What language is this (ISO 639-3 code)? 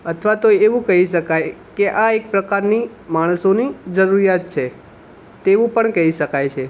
guj